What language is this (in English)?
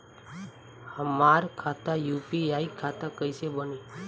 Bhojpuri